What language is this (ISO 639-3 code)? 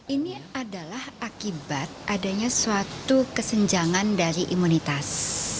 ind